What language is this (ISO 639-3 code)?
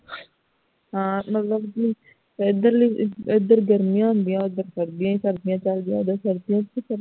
pan